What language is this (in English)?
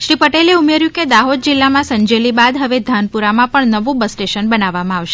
Gujarati